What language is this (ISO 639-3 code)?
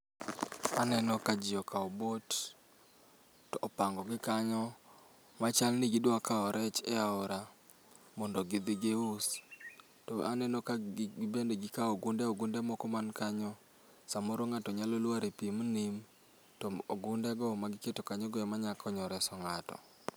luo